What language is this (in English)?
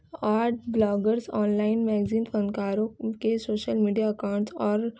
Urdu